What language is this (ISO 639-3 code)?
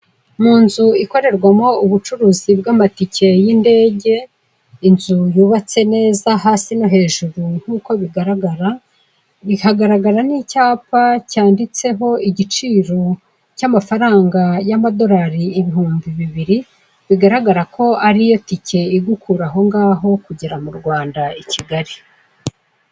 kin